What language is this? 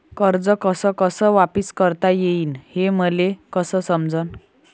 Marathi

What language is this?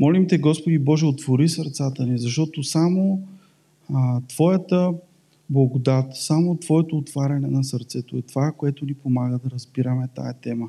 Bulgarian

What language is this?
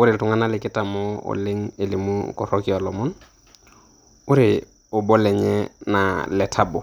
Masai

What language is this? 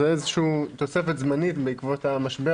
Hebrew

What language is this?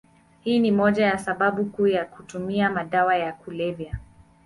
Swahili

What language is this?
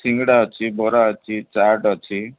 Odia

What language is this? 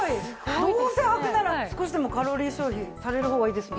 Japanese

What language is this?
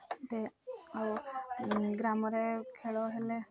Odia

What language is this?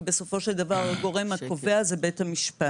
Hebrew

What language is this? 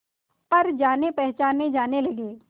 Hindi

